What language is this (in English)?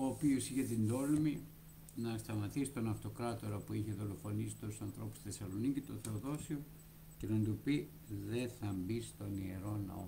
Greek